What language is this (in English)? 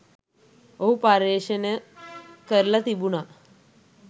Sinhala